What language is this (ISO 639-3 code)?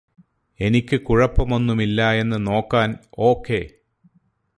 mal